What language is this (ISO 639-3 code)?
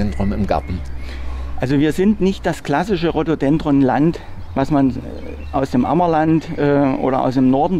deu